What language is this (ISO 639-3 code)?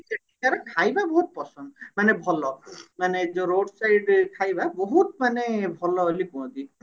ori